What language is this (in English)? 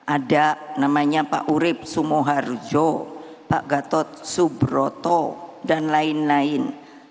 Indonesian